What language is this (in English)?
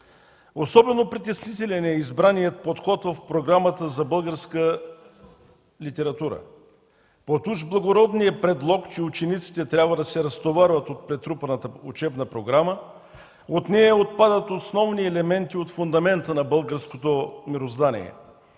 Bulgarian